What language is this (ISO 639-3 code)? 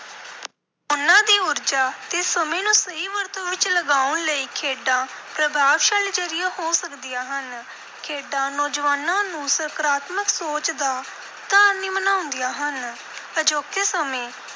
pan